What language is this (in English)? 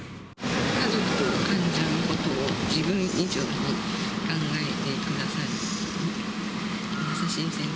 Japanese